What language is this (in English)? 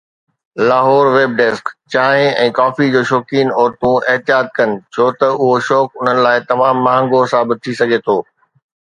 Sindhi